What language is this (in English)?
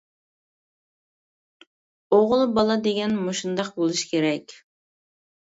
Uyghur